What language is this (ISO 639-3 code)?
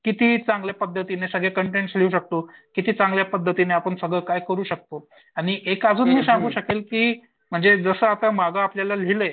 mar